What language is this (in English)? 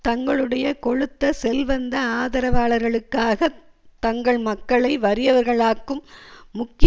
Tamil